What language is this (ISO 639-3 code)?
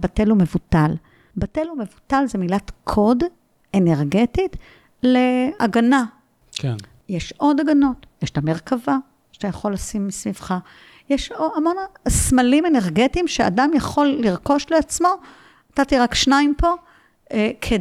heb